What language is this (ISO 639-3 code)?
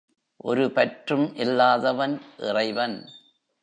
tam